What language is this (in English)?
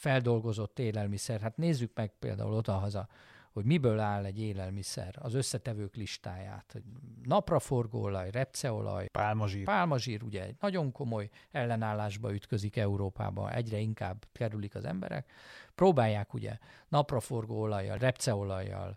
Hungarian